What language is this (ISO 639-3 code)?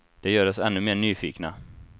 swe